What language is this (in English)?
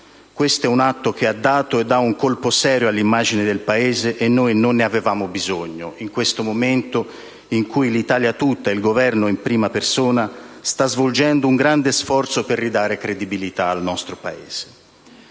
Italian